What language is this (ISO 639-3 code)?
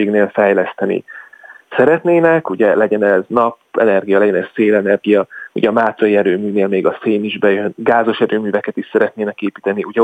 hun